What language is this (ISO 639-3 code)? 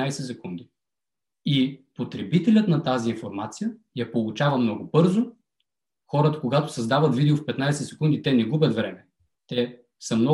bul